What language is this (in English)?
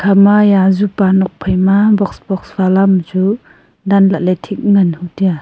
Wancho Naga